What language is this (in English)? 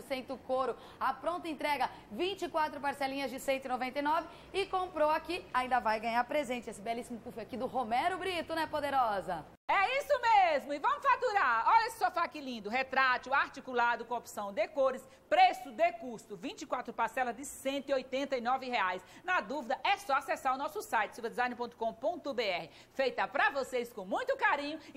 Portuguese